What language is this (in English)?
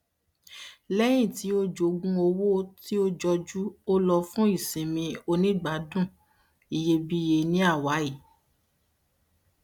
Yoruba